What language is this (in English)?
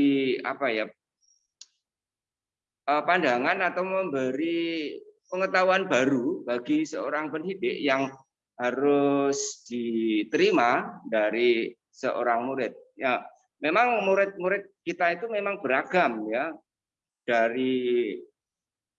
Indonesian